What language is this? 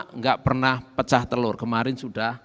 Indonesian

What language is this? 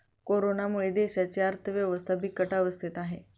Marathi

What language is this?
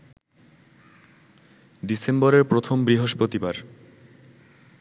Bangla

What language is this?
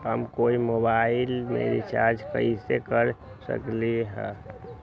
Magahi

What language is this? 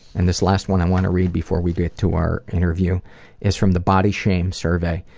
English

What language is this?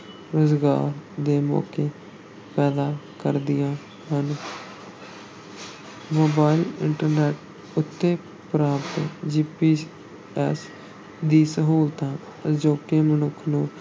Punjabi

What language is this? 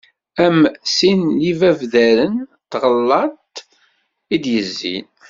Kabyle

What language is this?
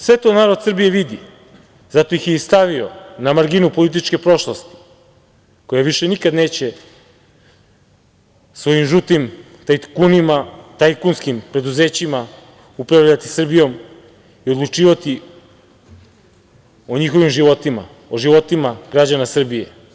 Serbian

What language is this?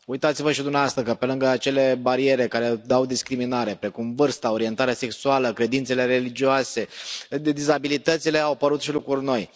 Romanian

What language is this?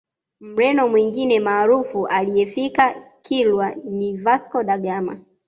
Swahili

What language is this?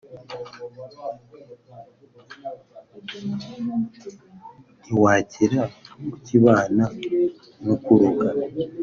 Kinyarwanda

